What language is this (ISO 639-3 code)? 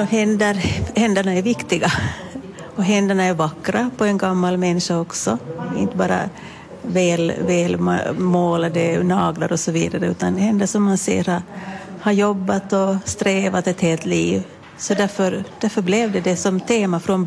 swe